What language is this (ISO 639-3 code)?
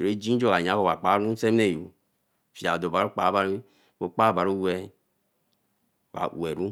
elm